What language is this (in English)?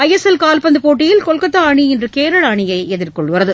Tamil